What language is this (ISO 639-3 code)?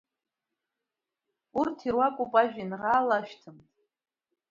abk